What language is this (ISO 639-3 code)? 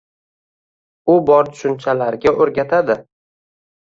uzb